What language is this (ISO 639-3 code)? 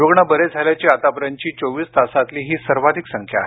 mar